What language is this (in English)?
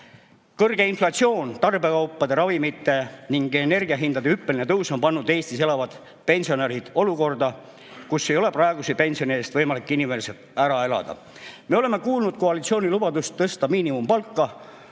Estonian